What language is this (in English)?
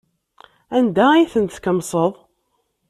Kabyle